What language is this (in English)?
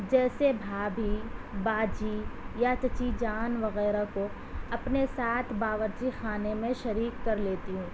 Urdu